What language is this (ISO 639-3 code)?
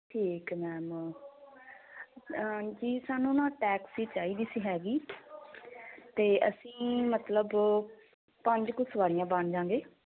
pan